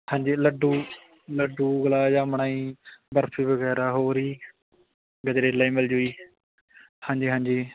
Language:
Punjabi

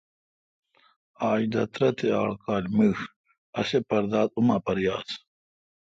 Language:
Kalkoti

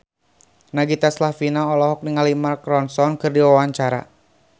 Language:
Sundanese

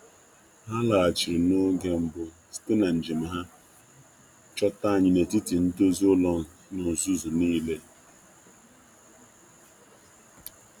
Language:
Igbo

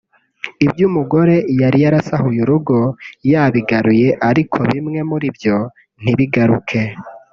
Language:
Kinyarwanda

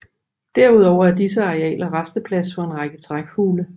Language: Danish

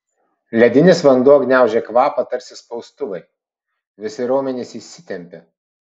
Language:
Lithuanian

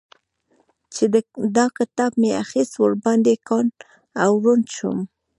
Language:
Pashto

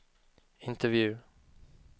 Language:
Swedish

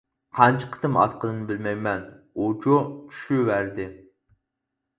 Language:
Uyghur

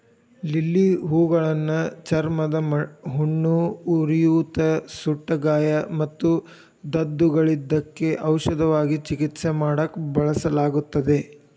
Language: Kannada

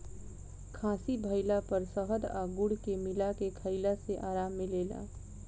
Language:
Bhojpuri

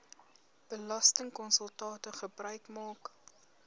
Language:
Afrikaans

